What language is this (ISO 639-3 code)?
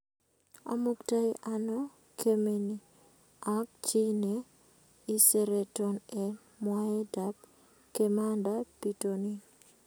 kln